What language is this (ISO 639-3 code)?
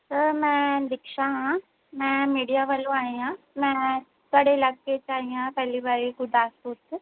pan